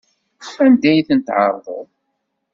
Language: Kabyle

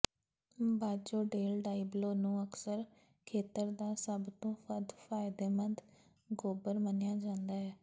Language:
Punjabi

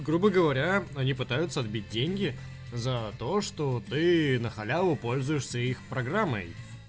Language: Russian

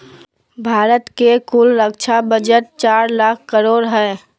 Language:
Magahi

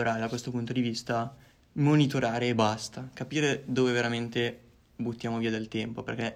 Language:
Italian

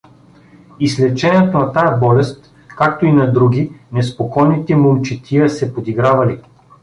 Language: Bulgarian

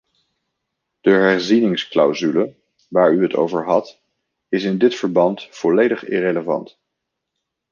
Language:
Dutch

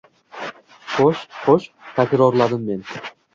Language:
Uzbek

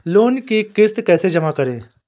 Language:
Hindi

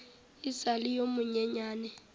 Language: Northern Sotho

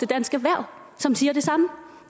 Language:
Danish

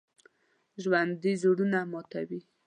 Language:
Pashto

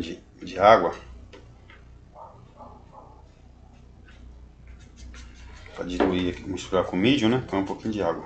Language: Portuguese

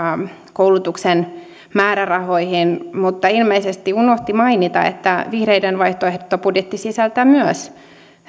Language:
Finnish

